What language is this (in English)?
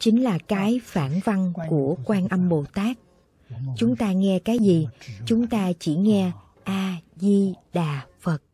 Vietnamese